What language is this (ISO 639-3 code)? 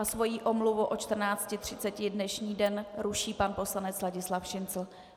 ces